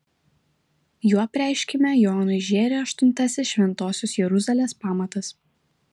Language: Lithuanian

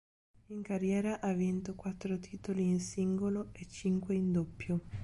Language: Italian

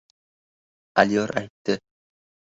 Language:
Uzbek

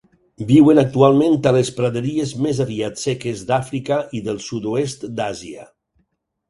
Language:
Catalan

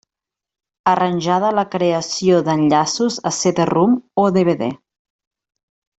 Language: Catalan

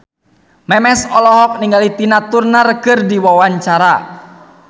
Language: Sundanese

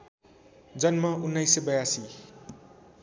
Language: Nepali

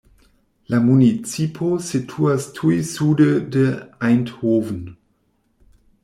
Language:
Esperanto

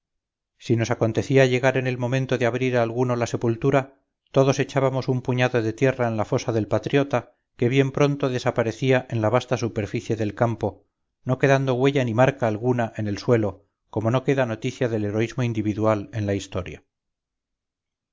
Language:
Spanish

